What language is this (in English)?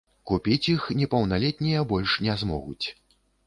Belarusian